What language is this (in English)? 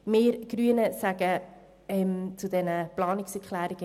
Swiss German